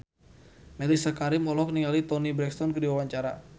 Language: Sundanese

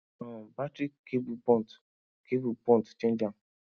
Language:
Nigerian Pidgin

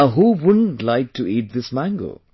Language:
English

